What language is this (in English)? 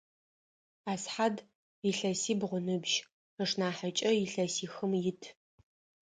Adyghe